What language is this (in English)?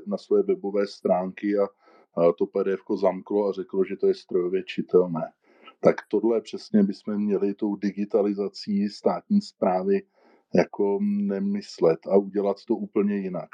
Czech